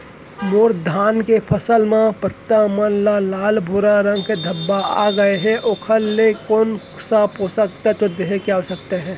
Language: Chhattisgarhi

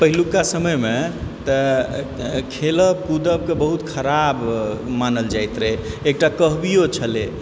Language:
Maithili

